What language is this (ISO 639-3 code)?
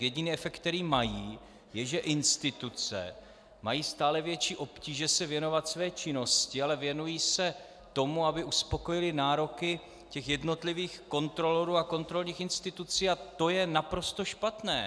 ces